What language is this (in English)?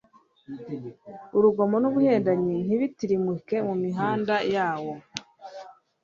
Kinyarwanda